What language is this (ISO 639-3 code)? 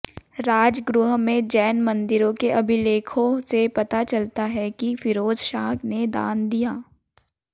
hin